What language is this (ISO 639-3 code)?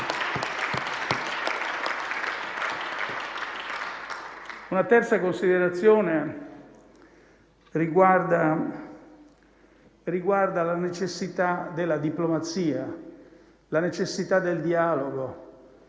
ita